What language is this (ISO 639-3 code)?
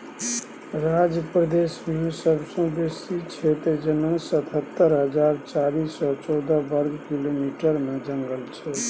mai